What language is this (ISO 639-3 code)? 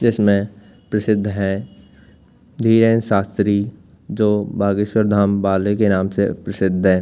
hin